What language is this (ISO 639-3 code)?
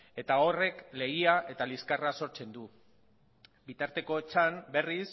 eus